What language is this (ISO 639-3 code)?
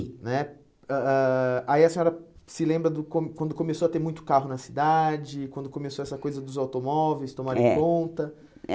por